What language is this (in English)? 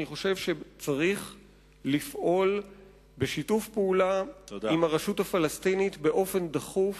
Hebrew